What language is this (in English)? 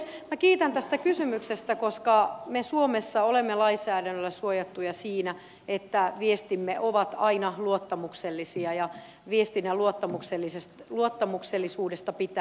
Finnish